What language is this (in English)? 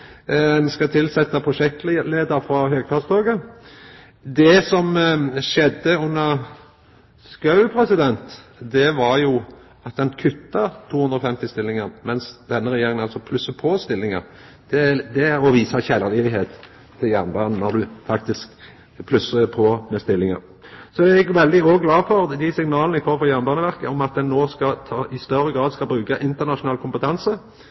Norwegian Nynorsk